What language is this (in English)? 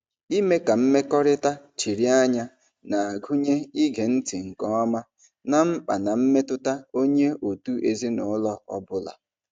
Igbo